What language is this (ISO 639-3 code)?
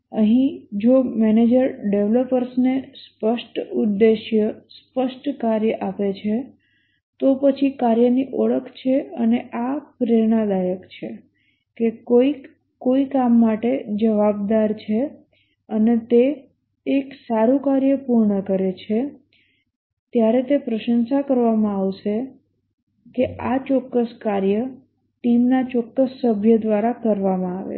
guj